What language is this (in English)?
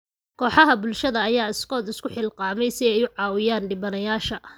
Somali